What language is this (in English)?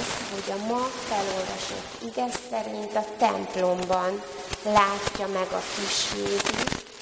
Hungarian